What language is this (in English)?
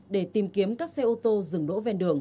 Vietnamese